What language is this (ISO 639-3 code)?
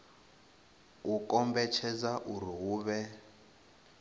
ven